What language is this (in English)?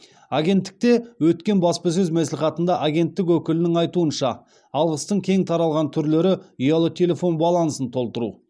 Kazakh